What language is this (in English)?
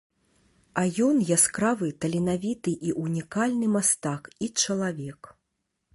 Belarusian